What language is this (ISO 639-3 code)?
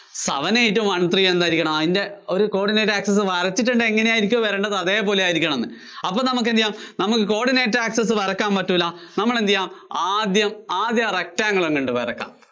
mal